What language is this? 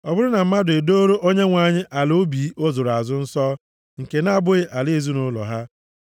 Igbo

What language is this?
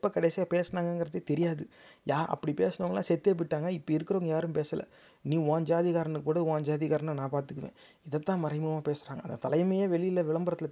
Tamil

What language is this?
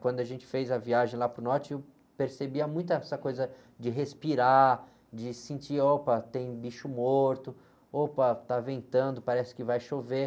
Portuguese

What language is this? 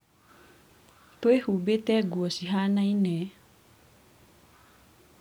Kikuyu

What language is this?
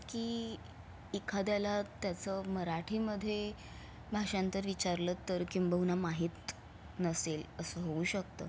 Marathi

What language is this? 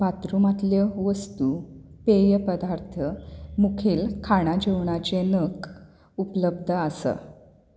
Konkani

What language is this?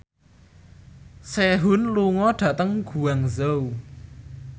Javanese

